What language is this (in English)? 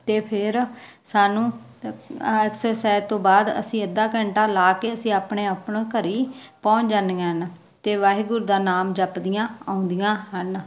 Punjabi